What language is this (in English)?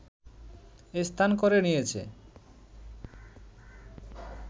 Bangla